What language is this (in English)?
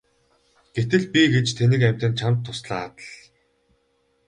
Mongolian